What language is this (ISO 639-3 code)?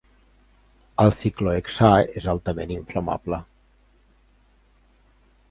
cat